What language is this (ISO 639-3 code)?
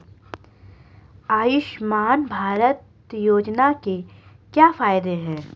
hin